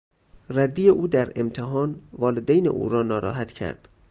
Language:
Persian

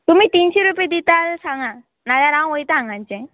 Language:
Konkani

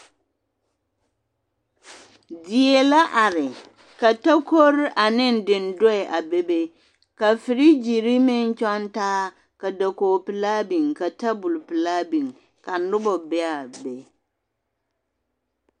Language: Southern Dagaare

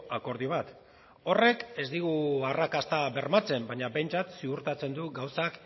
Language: Basque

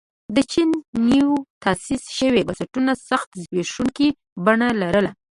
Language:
Pashto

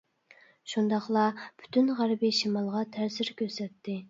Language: Uyghur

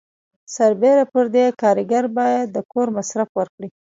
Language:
Pashto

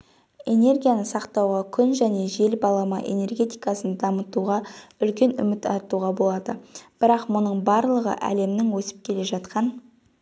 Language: Kazakh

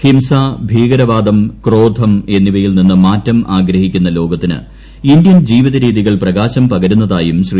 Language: Malayalam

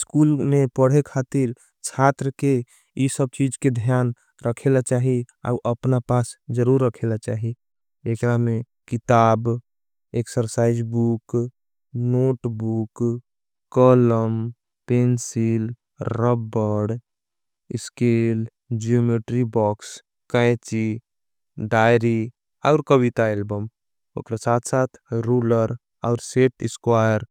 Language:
Angika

